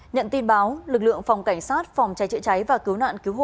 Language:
Vietnamese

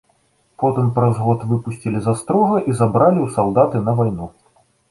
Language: Belarusian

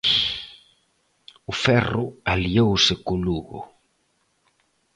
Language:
Galician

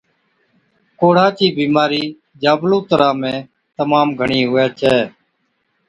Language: Od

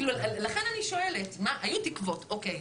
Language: Hebrew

